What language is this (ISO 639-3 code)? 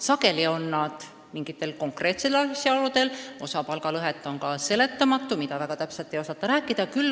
est